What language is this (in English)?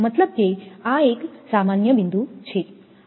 Gujarati